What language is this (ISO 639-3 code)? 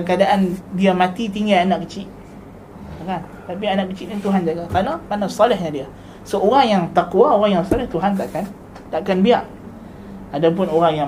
msa